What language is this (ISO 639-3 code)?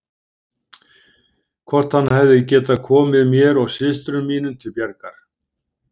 isl